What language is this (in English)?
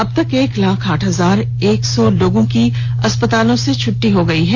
Hindi